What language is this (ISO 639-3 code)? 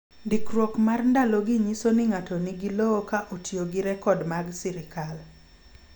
luo